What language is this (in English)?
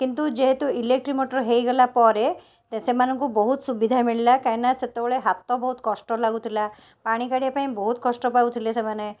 Odia